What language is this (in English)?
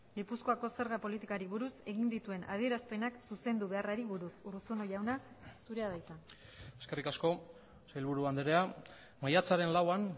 Basque